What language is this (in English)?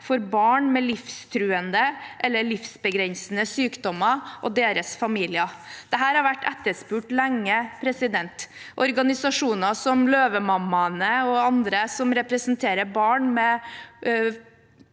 Norwegian